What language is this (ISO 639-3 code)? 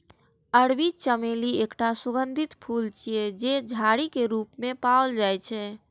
mai